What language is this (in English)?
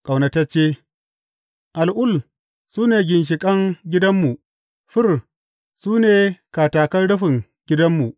Hausa